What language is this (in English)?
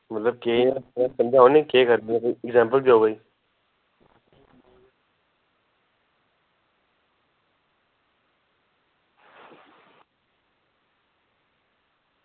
Dogri